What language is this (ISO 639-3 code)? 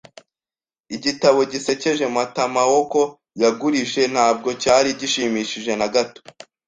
kin